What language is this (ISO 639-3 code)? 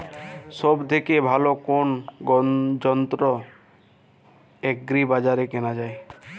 ben